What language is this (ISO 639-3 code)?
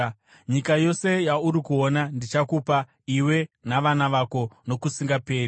sna